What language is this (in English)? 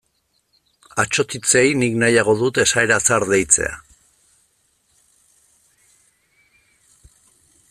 Basque